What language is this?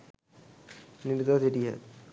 Sinhala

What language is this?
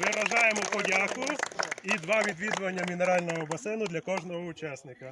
Ukrainian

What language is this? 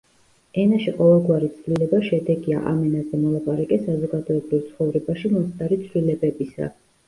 Georgian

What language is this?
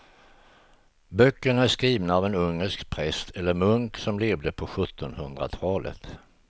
Swedish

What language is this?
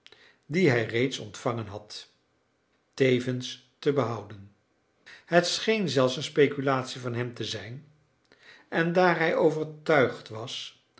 Dutch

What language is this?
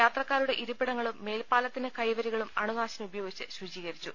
Malayalam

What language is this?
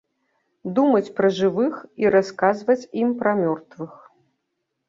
Belarusian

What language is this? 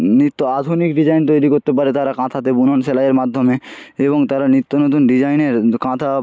Bangla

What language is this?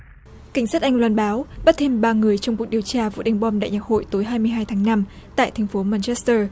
Vietnamese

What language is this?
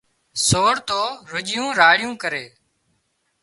Wadiyara Koli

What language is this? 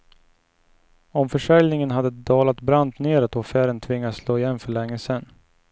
Swedish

